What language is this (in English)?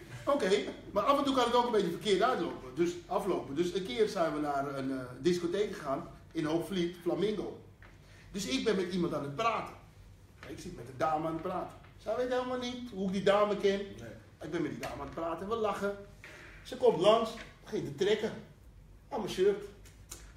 Dutch